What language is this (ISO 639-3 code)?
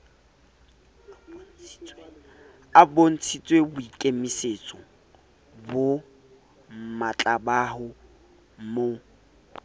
sot